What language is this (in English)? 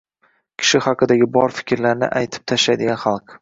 Uzbek